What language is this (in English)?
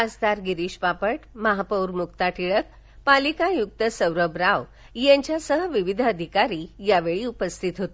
Marathi